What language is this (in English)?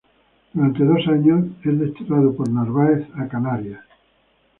Spanish